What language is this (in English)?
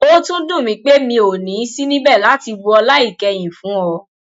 Yoruba